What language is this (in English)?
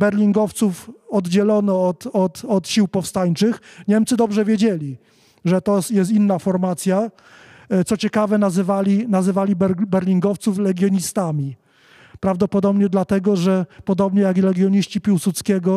Polish